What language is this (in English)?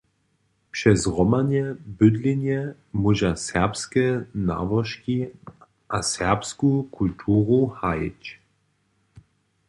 Upper Sorbian